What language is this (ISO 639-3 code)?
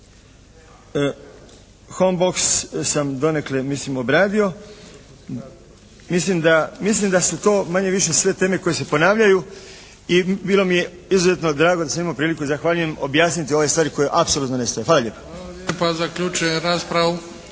hrv